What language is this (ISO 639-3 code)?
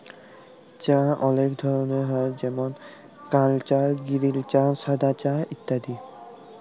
ben